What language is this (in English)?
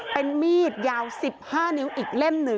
Thai